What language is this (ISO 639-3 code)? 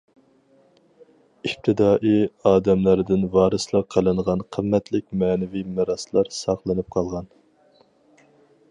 uig